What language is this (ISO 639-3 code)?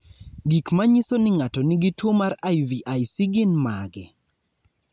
luo